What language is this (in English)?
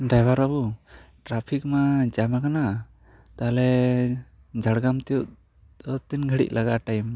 Santali